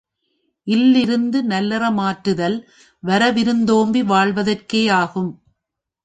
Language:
Tamil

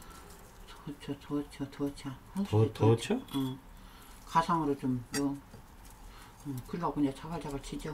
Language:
Korean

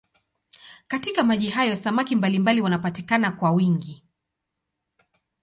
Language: Swahili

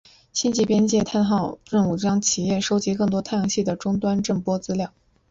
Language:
Chinese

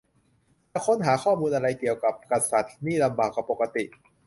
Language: Thai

